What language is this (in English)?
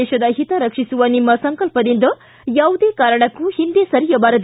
Kannada